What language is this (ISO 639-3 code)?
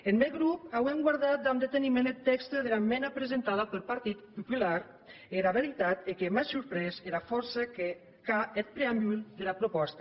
cat